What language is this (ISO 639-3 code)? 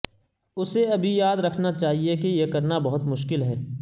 urd